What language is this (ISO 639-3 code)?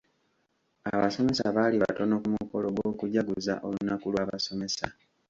lug